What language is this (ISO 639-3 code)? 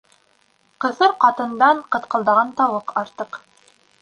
bak